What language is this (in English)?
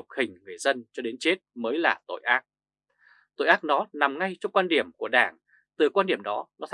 Vietnamese